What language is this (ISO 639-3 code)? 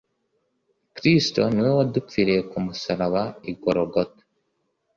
kin